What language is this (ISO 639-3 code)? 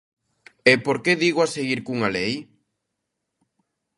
glg